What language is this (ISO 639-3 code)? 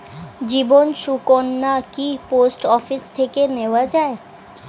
ben